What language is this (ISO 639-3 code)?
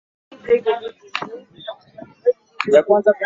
swa